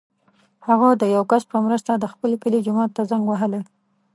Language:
Pashto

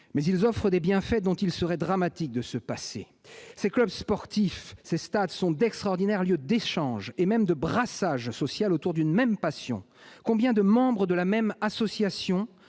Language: French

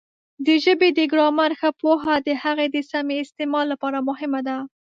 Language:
Pashto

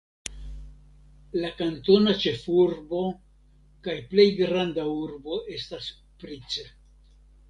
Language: Esperanto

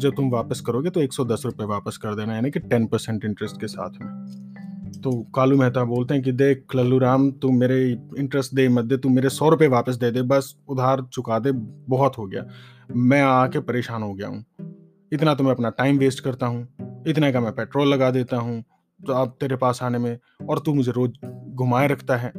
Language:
Hindi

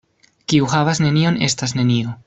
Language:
Esperanto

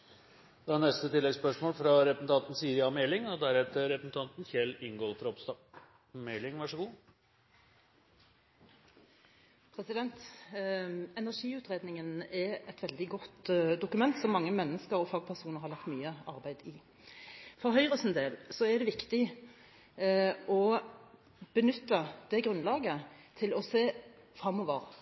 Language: Norwegian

